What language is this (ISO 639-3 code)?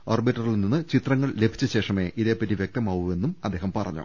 mal